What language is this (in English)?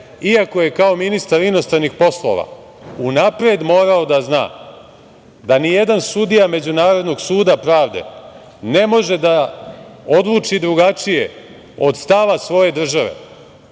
Serbian